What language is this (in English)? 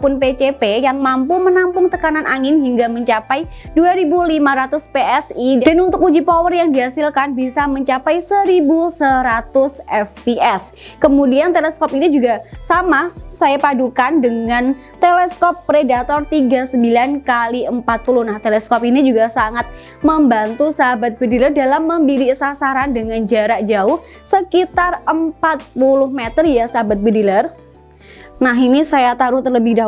Indonesian